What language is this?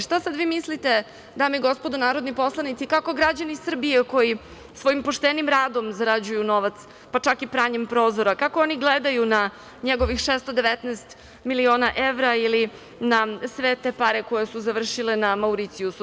Serbian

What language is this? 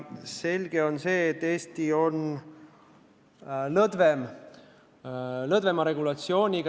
Estonian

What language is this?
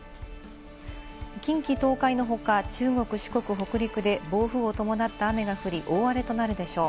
Japanese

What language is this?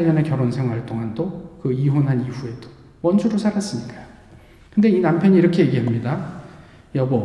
Korean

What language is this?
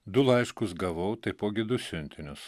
Lithuanian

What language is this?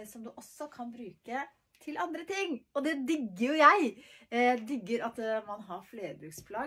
Norwegian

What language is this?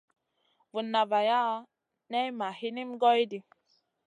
Masana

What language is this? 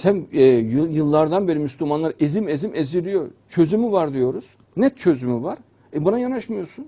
Turkish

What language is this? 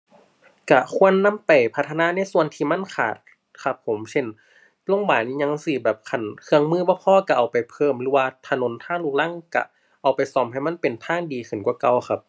Thai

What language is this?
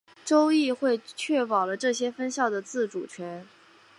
Chinese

